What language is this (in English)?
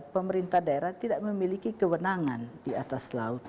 Indonesian